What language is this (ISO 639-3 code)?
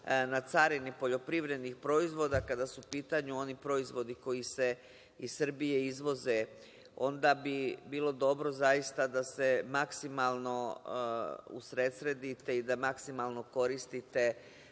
srp